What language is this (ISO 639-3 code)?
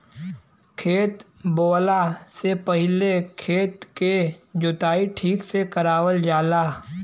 bho